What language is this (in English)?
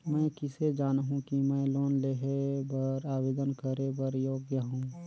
Chhattisgarhi